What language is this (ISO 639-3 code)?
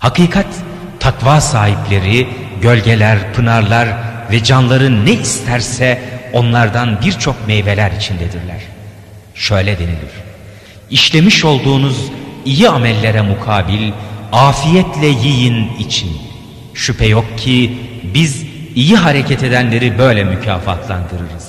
tur